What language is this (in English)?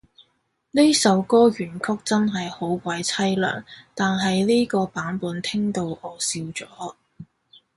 Cantonese